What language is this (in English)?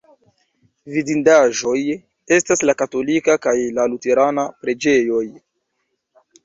Esperanto